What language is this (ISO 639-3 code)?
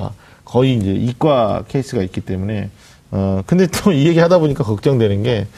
kor